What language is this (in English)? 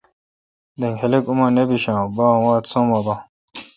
Kalkoti